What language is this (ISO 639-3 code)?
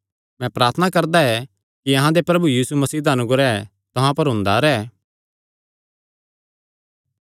xnr